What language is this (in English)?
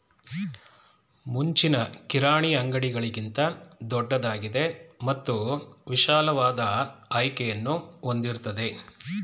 Kannada